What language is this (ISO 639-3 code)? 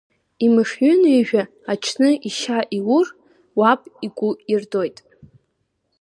abk